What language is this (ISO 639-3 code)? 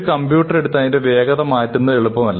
mal